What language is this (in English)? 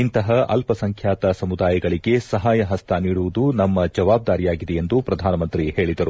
Kannada